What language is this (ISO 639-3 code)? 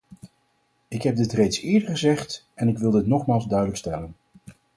nld